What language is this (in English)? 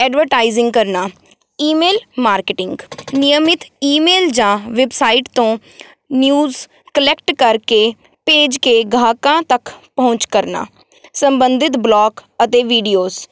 Punjabi